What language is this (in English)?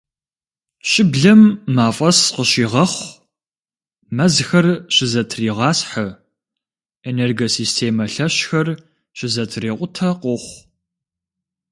Kabardian